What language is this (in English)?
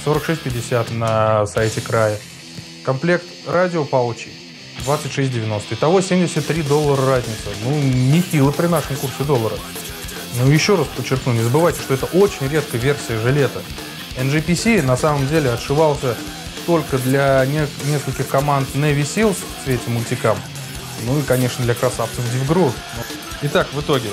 Russian